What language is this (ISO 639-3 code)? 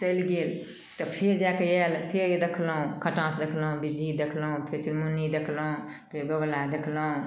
mai